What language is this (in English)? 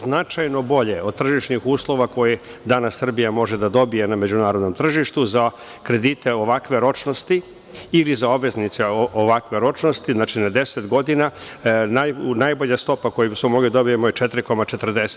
Serbian